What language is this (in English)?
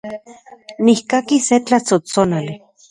Central Puebla Nahuatl